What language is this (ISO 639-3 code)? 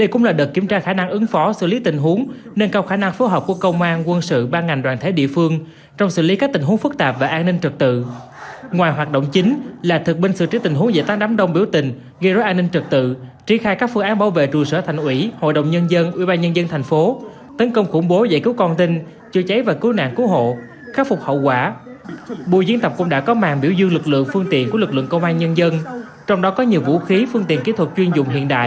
vie